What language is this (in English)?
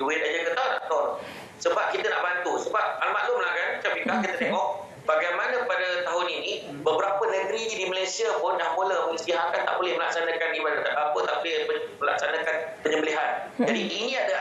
Malay